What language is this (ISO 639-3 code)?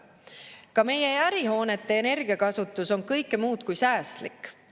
est